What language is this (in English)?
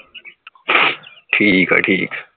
Punjabi